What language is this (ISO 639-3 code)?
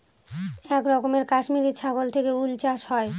ben